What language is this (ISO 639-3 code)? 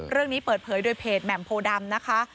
tha